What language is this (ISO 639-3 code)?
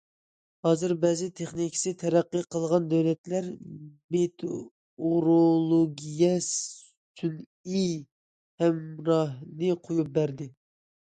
uig